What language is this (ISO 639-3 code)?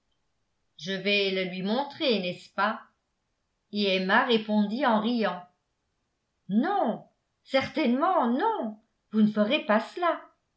fra